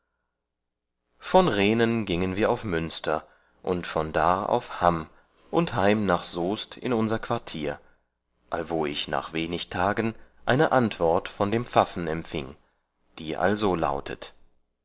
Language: German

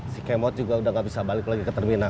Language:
Indonesian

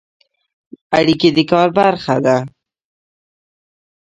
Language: Pashto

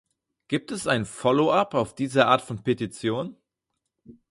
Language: German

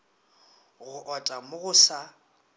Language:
Northern Sotho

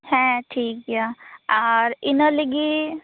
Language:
Santali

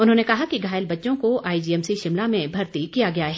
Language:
Hindi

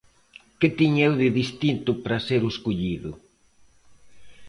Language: Galician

